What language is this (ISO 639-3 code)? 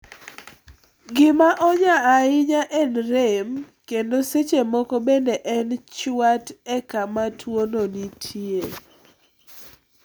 luo